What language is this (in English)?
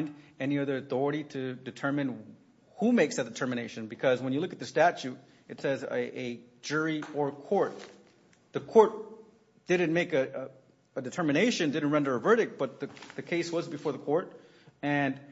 English